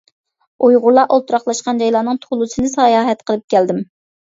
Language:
Uyghur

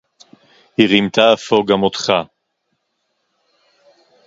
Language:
Hebrew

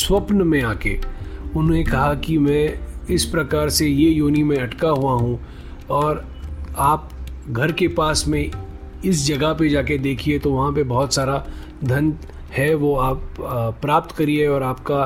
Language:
Hindi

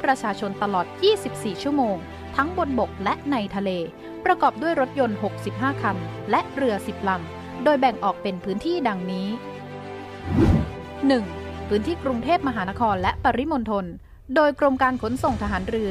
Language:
Thai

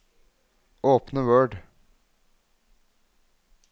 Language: Norwegian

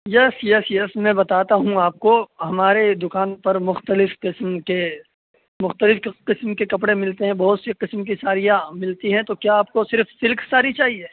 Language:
Urdu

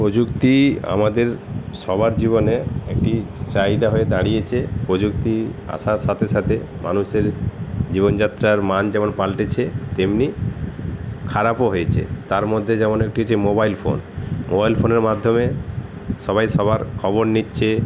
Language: Bangla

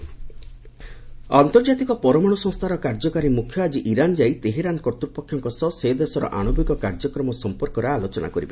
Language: Odia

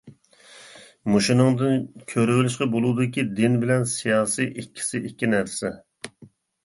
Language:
Uyghur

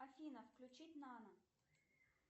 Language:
Russian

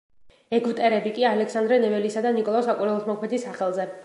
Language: Georgian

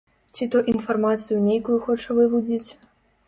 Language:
Belarusian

